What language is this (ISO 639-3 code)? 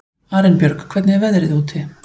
isl